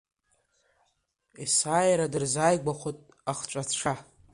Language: Abkhazian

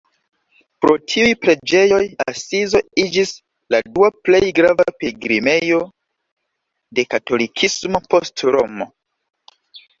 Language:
Esperanto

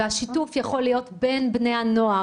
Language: Hebrew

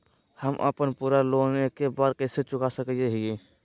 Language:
Magahi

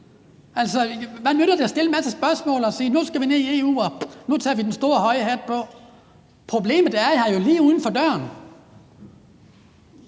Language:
Danish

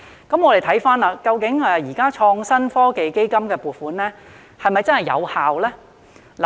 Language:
Cantonese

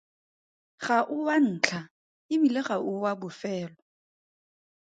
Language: Tswana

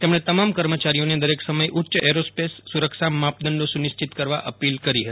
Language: Gujarati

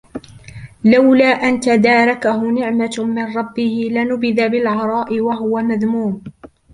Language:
Arabic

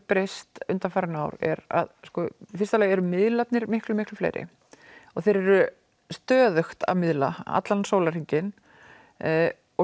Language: Icelandic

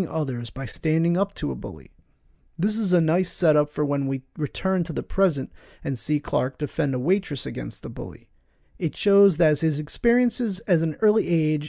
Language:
English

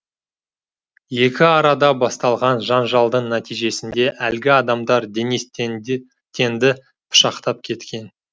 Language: Kazakh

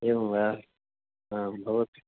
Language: Sanskrit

